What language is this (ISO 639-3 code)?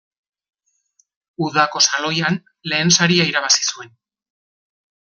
eus